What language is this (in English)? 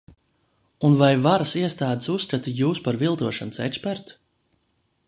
Latvian